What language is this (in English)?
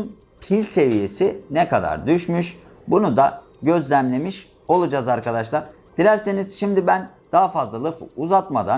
Turkish